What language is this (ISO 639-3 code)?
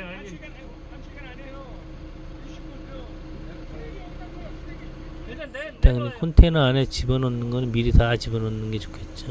kor